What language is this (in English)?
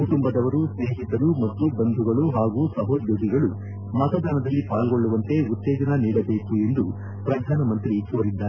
Kannada